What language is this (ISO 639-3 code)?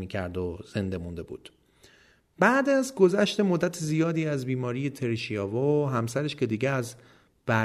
fas